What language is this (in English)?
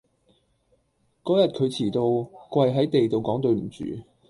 Cantonese